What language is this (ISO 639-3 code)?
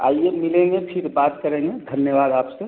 hin